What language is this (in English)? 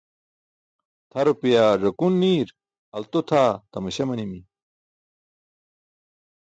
Burushaski